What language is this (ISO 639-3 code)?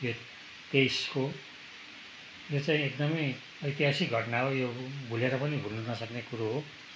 nep